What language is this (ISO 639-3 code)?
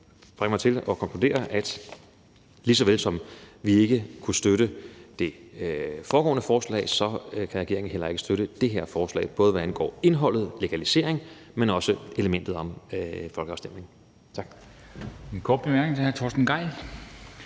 dan